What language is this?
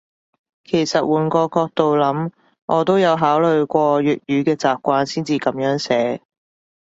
Cantonese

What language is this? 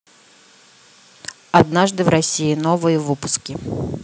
Russian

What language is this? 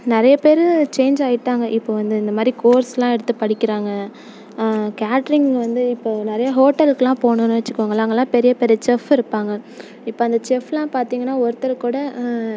Tamil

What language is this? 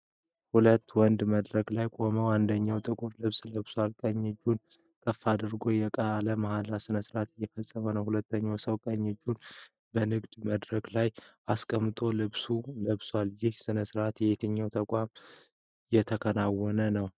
Amharic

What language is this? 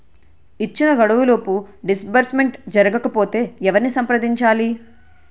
Telugu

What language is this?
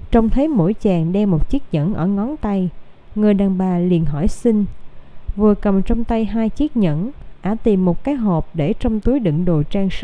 Vietnamese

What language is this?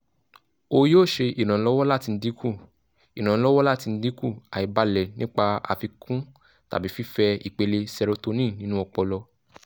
Yoruba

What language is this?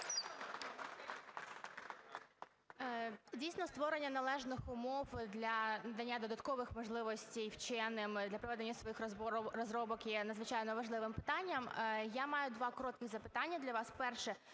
Ukrainian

